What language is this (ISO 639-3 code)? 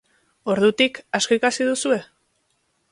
eus